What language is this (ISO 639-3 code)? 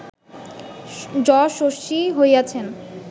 ben